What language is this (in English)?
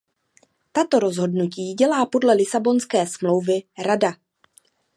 Czech